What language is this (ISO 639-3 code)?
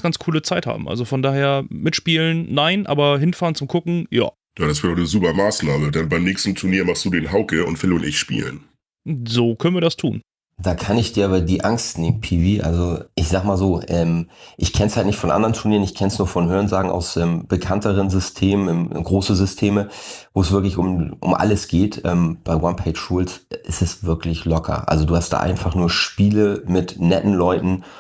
deu